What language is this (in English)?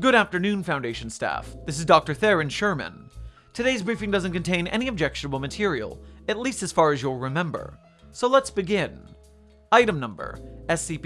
English